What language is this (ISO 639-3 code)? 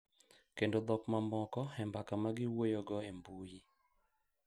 luo